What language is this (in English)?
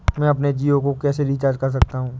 Hindi